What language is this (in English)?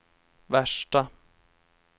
Swedish